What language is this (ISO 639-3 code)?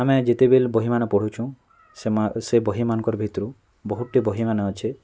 ori